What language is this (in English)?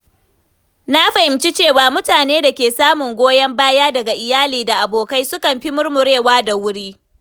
Hausa